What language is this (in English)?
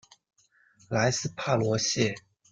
Chinese